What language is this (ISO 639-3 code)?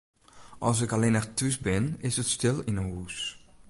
fry